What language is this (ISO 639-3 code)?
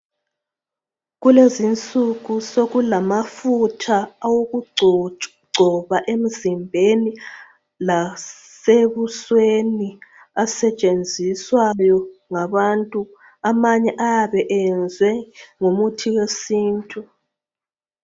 nde